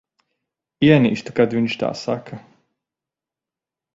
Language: Latvian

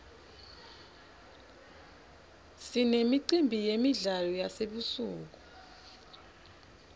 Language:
Swati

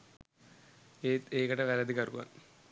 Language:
Sinhala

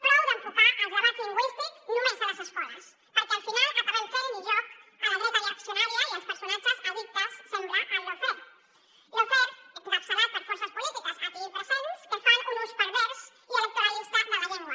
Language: Catalan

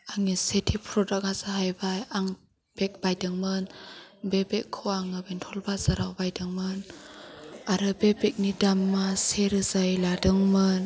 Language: Bodo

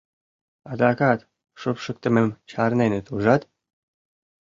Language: Mari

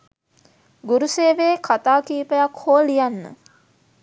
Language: Sinhala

